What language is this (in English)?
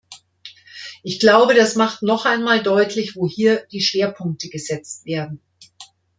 German